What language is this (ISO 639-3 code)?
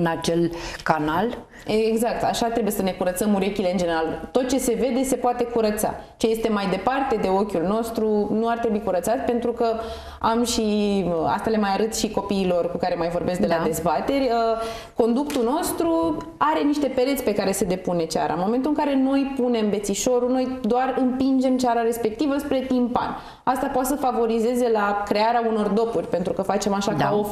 ron